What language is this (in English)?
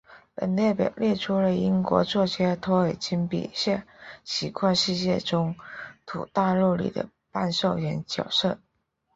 Chinese